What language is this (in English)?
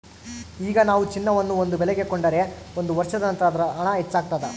Kannada